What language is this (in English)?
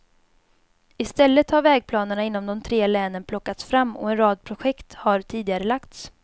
Swedish